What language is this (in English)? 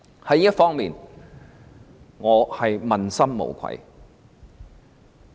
Cantonese